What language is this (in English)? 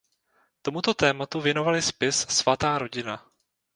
Czech